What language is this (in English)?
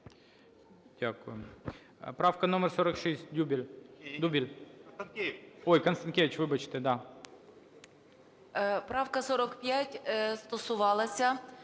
Ukrainian